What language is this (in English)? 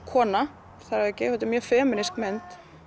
Icelandic